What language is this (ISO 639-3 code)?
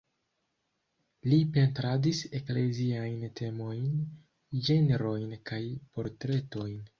epo